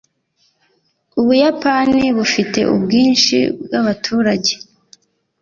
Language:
Kinyarwanda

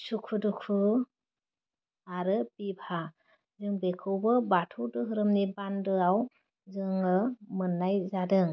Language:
Bodo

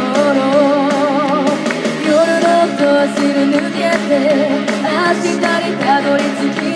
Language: Japanese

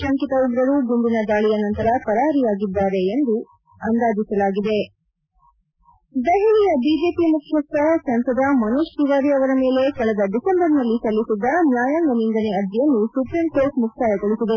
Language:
Kannada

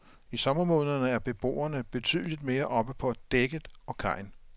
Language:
Danish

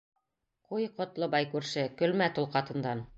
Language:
Bashkir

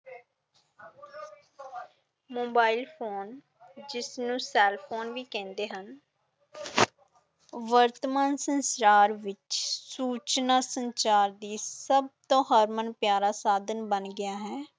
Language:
Punjabi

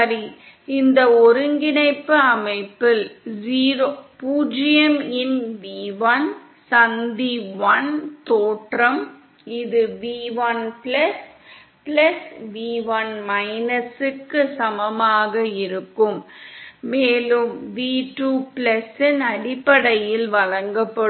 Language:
Tamil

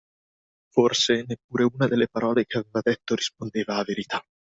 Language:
Italian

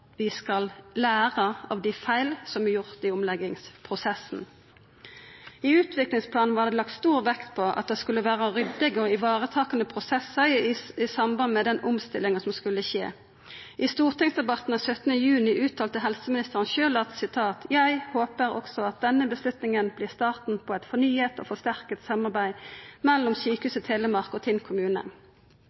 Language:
Norwegian Nynorsk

